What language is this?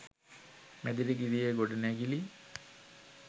Sinhala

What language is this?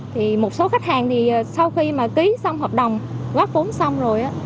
Vietnamese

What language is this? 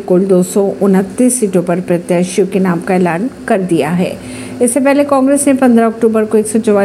Hindi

